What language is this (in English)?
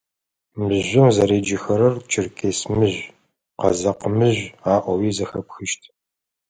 Adyghe